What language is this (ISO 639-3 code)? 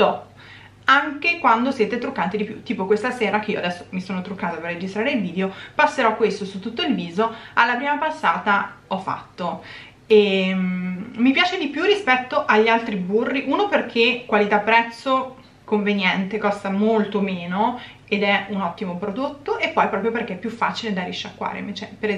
ita